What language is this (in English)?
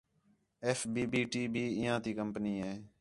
Khetrani